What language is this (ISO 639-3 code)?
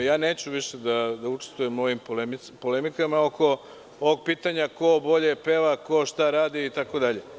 srp